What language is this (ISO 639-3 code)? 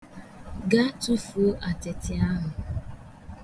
ibo